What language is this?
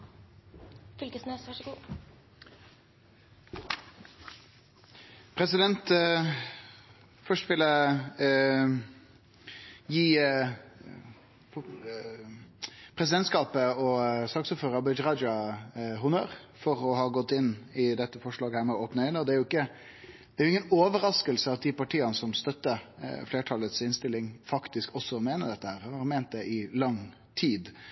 Norwegian Nynorsk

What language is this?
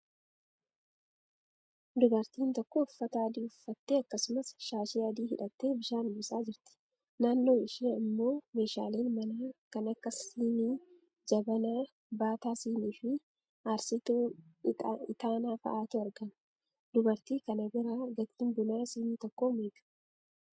Oromo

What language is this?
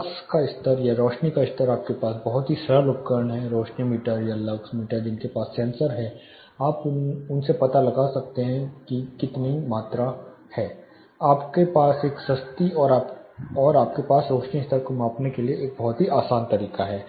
Hindi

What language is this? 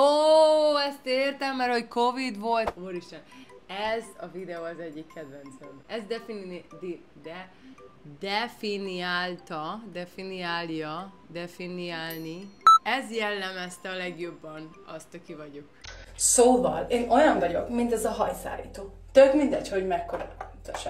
Hungarian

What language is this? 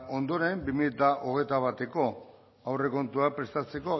Basque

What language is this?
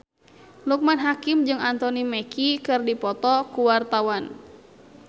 Sundanese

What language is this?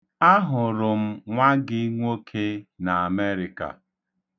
Igbo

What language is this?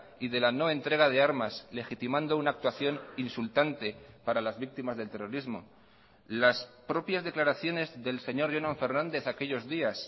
Spanish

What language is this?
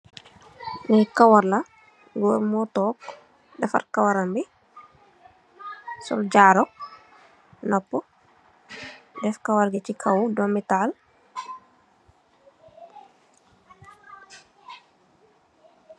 Wolof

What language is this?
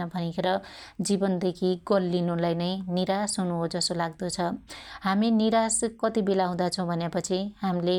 Dotyali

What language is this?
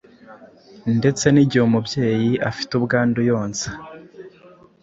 Kinyarwanda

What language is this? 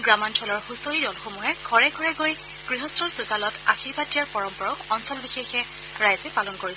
Assamese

